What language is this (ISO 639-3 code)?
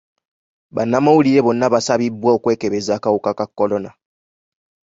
lug